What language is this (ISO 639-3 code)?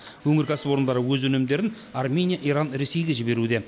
kaz